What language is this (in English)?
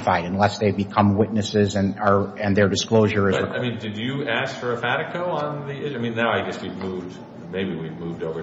English